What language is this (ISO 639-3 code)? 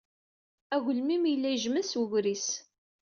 kab